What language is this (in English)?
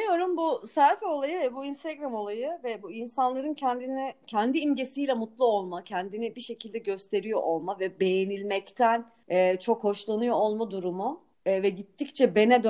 Turkish